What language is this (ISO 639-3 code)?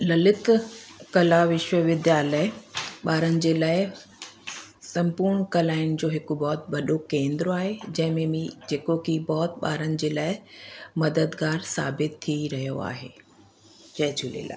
snd